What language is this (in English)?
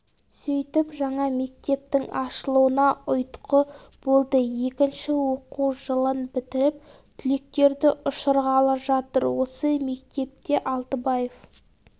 Kazakh